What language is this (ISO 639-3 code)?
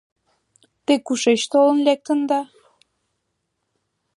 chm